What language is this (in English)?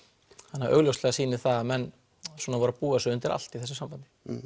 Icelandic